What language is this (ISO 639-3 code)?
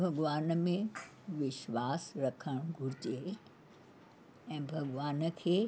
snd